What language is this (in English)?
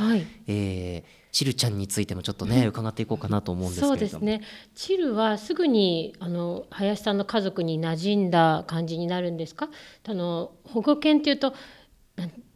Japanese